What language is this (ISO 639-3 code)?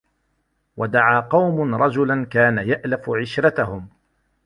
ara